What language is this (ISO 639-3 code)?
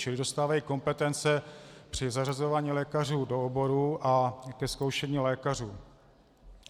ces